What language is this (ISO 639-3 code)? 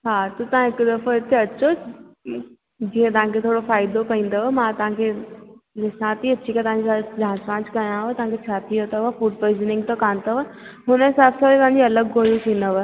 snd